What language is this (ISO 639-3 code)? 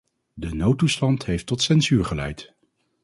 nld